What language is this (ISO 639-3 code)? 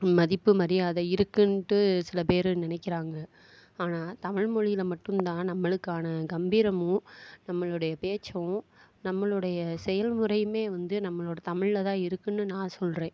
tam